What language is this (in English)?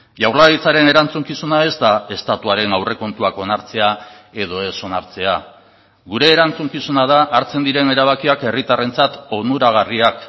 Basque